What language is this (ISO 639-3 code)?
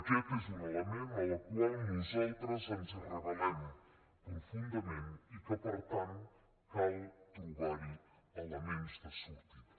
cat